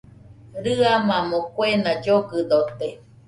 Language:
Nüpode Huitoto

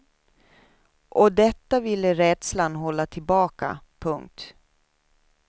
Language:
Swedish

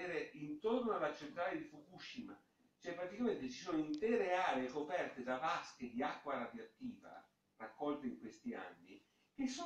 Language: Italian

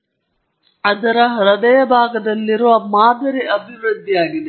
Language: Kannada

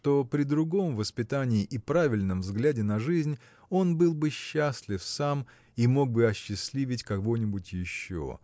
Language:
Russian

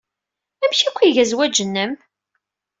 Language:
Kabyle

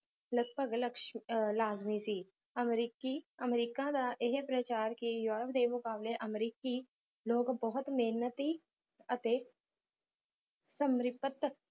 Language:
Punjabi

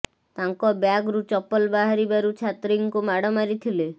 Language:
Odia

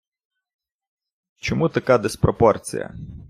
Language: Ukrainian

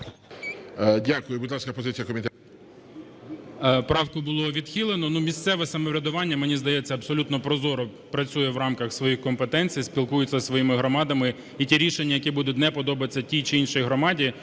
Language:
Ukrainian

